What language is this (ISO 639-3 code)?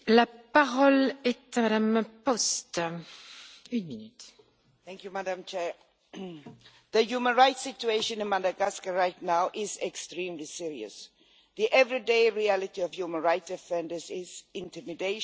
eng